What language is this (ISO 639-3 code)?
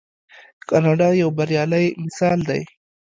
pus